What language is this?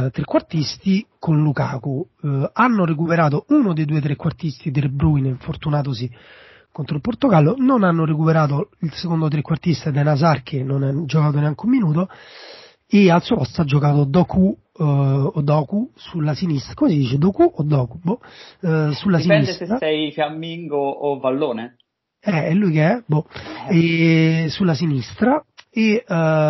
Italian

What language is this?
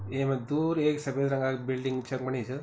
Garhwali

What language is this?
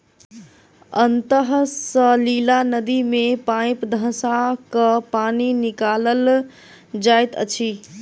Maithili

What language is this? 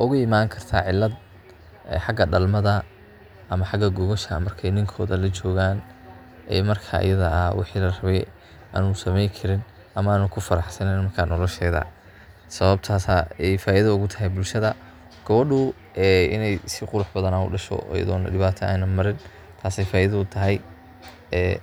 Somali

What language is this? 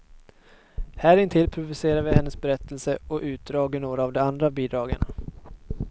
Swedish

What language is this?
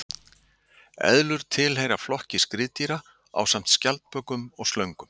Icelandic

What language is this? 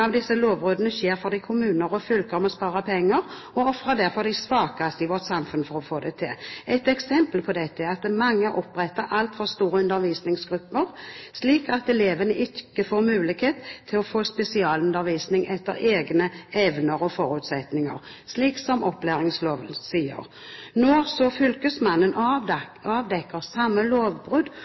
Norwegian Bokmål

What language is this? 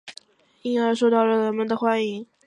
Chinese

